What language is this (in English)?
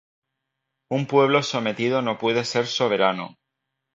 Spanish